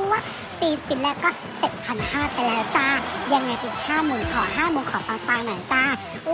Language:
Thai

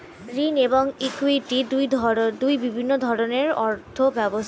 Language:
Bangla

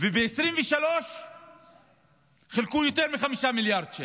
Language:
Hebrew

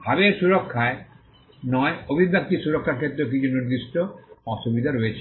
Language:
Bangla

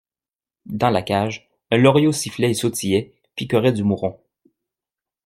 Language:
French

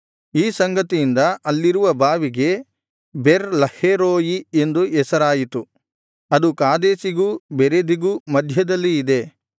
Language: Kannada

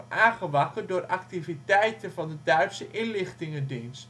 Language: Dutch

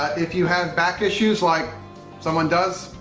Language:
English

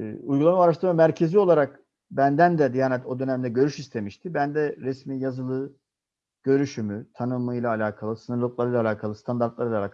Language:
Turkish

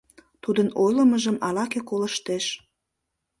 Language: Mari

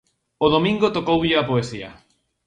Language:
Galician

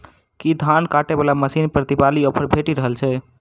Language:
Maithili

